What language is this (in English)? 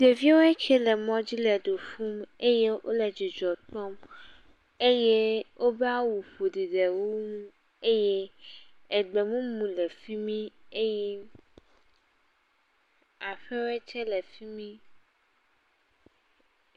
Ewe